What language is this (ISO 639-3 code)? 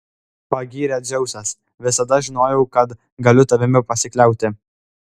lit